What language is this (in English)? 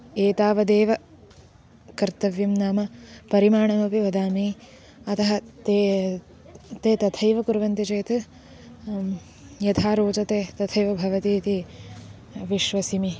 Sanskrit